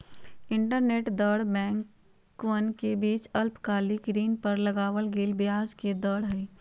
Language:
Magahi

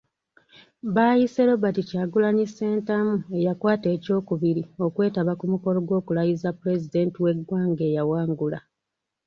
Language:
Ganda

